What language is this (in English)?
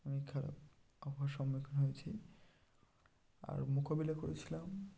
Bangla